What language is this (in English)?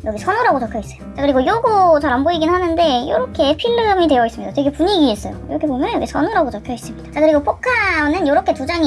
Korean